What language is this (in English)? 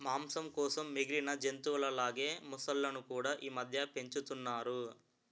Telugu